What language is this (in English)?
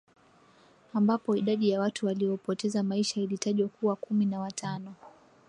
Swahili